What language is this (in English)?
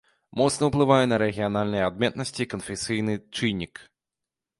Belarusian